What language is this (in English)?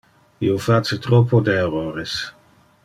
Interlingua